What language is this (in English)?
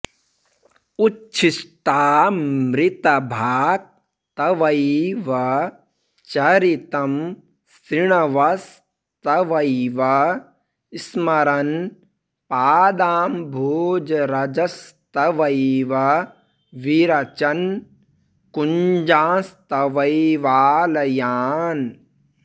Sanskrit